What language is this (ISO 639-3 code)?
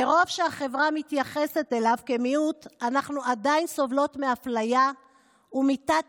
heb